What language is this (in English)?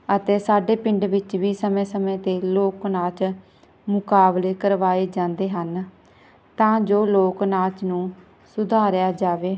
Punjabi